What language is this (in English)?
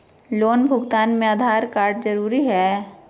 Magahi